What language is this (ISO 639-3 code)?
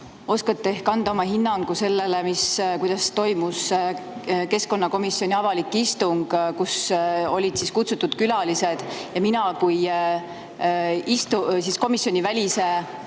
est